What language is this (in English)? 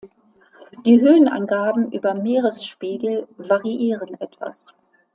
German